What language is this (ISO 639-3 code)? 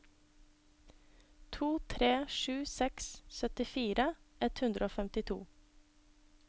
nor